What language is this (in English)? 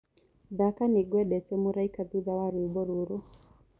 Kikuyu